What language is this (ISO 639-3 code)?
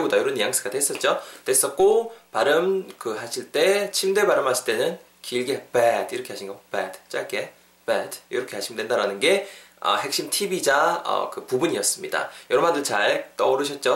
kor